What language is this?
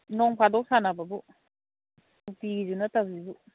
Manipuri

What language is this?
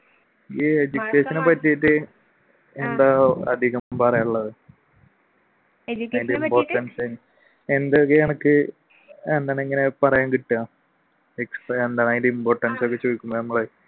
Malayalam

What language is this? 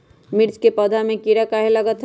Magahi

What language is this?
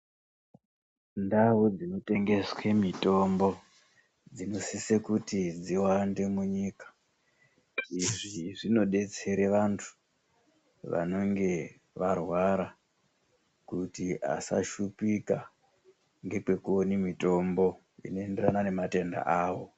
Ndau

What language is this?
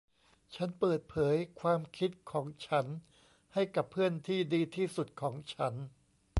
Thai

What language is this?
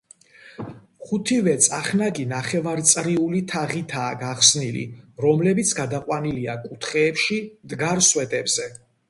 Georgian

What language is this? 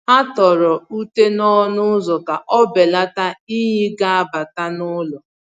Igbo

